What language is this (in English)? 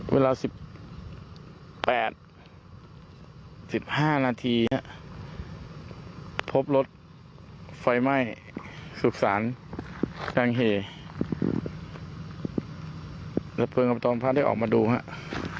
Thai